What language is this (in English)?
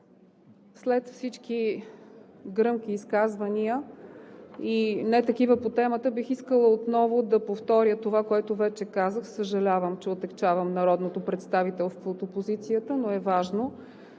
Bulgarian